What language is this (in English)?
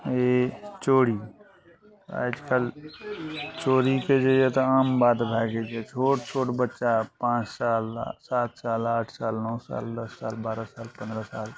Maithili